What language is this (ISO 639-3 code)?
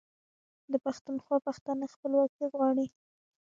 pus